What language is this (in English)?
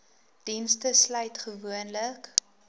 Afrikaans